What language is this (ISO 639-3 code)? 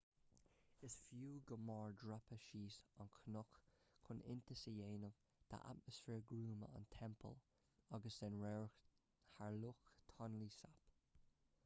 gle